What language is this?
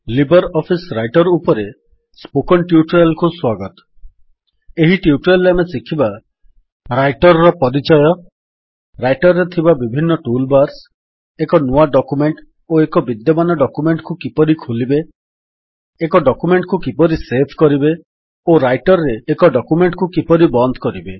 Odia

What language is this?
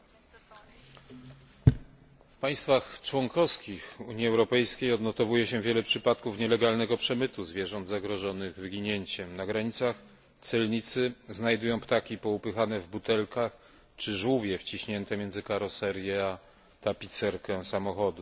Polish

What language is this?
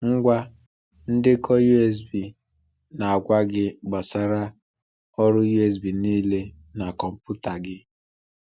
Igbo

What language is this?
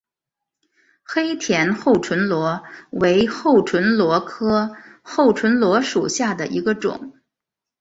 Chinese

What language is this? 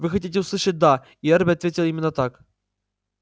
Russian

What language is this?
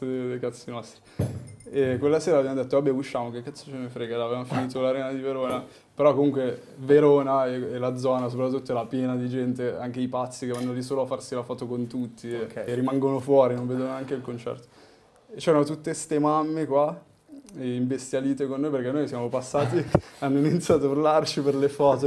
Italian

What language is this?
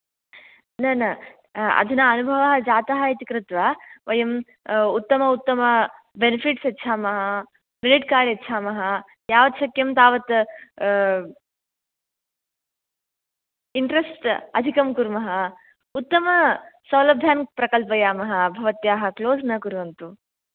Sanskrit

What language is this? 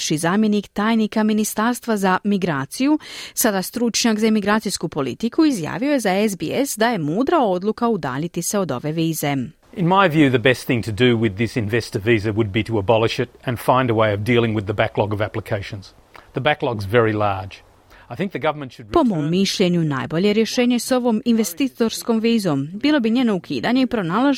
Croatian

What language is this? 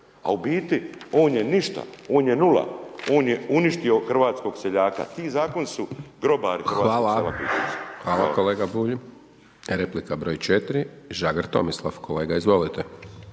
Croatian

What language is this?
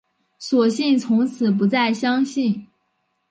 Chinese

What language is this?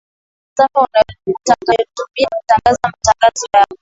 Swahili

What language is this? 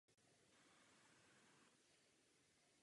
Czech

